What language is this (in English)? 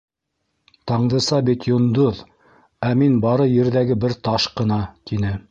Bashkir